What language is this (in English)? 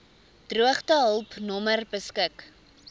Afrikaans